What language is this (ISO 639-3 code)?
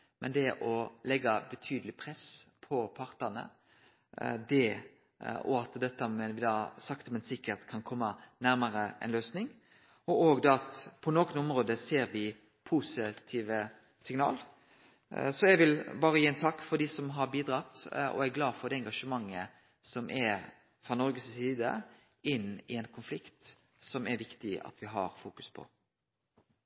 nno